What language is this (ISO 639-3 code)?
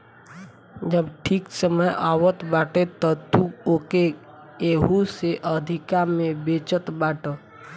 bho